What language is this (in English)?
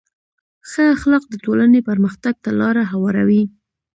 Pashto